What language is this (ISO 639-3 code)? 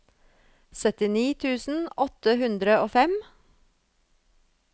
nor